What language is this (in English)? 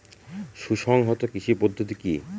Bangla